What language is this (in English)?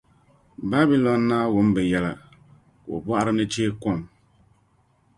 Dagbani